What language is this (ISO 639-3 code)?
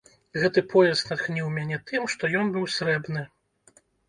bel